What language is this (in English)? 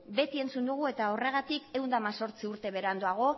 Basque